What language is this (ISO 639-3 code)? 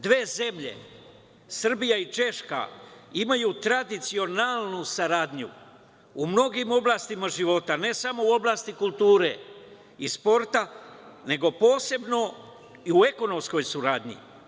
srp